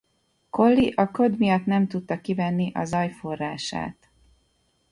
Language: Hungarian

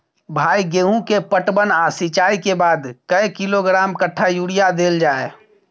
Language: Maithili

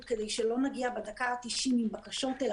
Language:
Hebrew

